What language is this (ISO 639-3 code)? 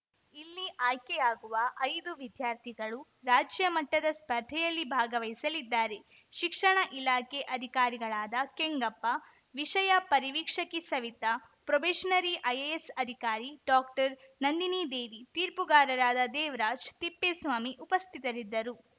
kan